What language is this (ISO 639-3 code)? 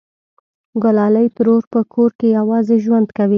pus